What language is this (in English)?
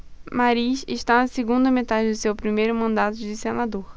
Portuguese